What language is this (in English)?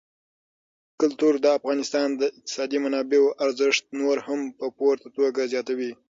Pashto